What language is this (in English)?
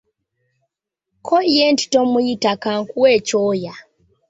Ganda